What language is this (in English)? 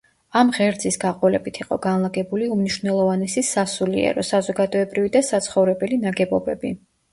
Georgian